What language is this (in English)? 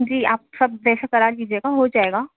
Urdu